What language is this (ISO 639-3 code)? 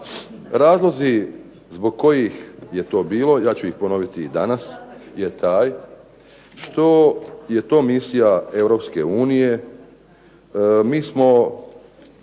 hrv